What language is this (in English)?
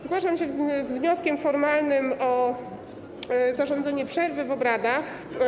Polish